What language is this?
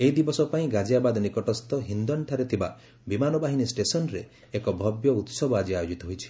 Odia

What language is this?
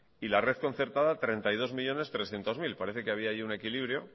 Spanish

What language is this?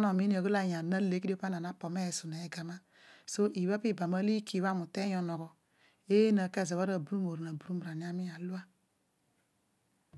Odual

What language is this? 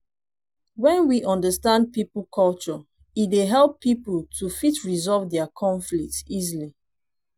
Nigerian Pidgin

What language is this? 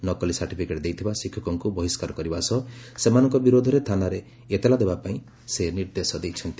Odia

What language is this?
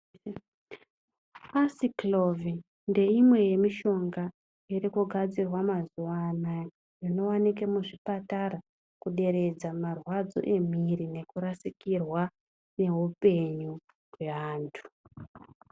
Ndau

